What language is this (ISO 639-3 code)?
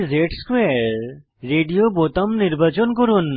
ben